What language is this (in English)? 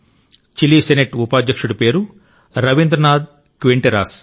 Telugu